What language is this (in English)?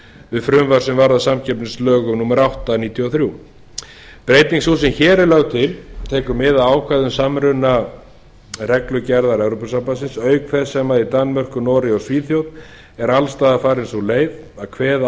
Icelandic